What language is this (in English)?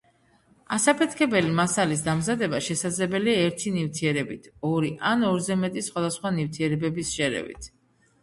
Georgian